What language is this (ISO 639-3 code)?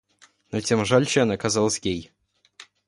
rus